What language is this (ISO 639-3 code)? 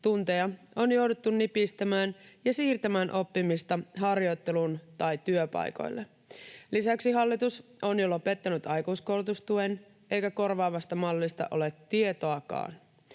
fin